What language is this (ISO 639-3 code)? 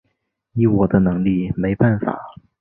zho